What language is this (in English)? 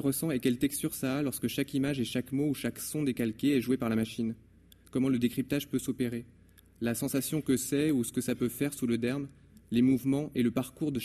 French